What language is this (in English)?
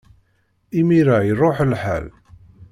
Kabyle